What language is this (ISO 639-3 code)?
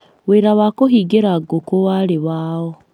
kik